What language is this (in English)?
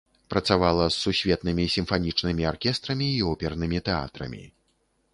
Belarusian